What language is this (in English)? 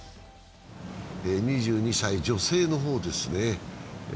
Japanese